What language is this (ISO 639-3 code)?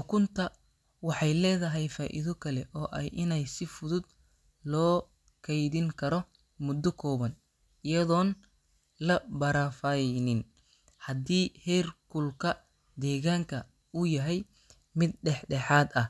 som